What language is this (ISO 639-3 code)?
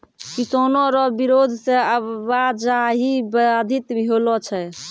mai